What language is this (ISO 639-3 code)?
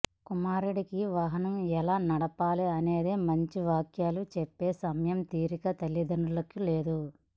tel